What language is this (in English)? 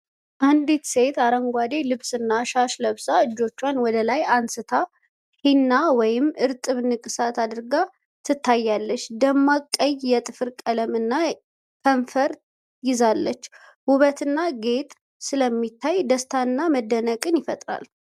Amharic